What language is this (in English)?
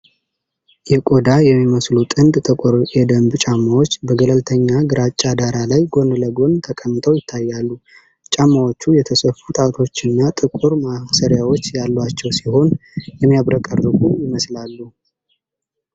Amharic